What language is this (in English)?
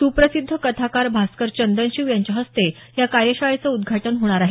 Marathi